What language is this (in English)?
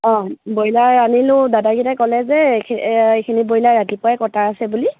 Assamese